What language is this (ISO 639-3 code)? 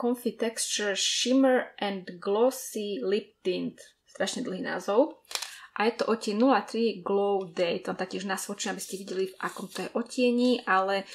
slk